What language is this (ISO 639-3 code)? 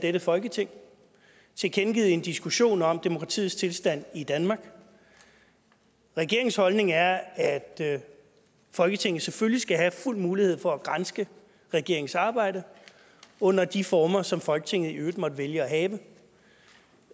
dan